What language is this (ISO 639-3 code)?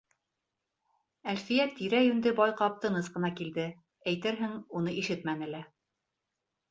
bak